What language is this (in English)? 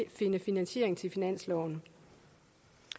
Danish